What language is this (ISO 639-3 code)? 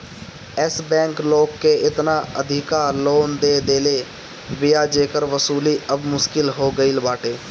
bho